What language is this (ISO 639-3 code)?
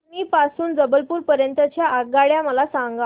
mar